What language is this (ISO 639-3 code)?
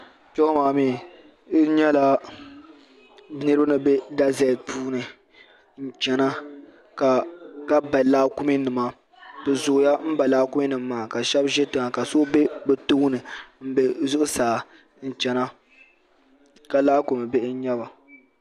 dag